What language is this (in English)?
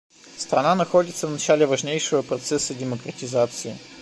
Russian